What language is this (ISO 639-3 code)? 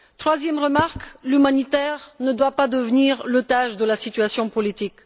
fra